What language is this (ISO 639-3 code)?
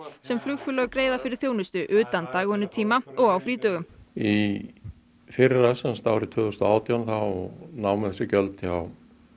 isl